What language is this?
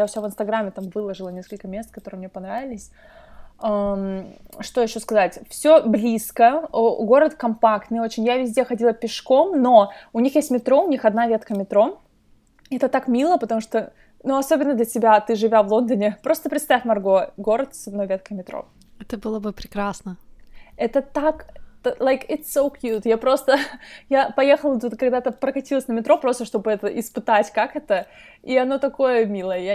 Russian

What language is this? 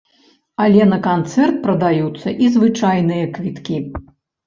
Belarusian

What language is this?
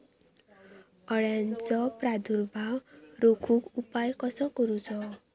Marathi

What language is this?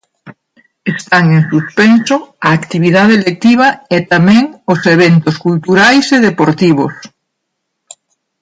Galician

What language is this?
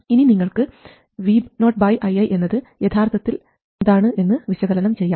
Malayalam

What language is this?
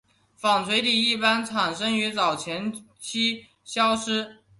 Chinese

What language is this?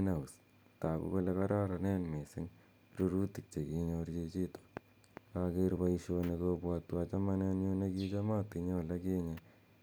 Kalenjin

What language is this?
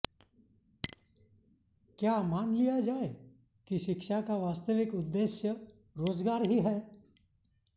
Sanskrit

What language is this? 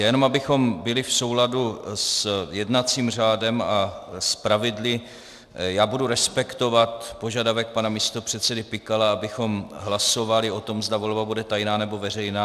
Czech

